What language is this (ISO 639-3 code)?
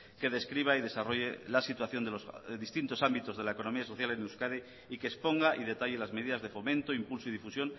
spa